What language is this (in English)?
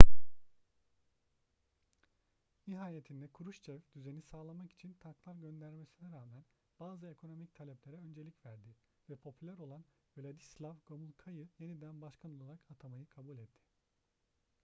Turkish